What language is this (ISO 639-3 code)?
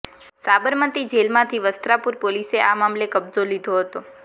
guj